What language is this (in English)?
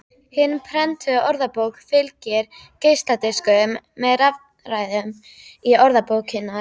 Icelandic